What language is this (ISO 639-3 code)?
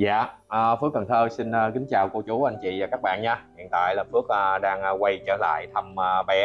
vie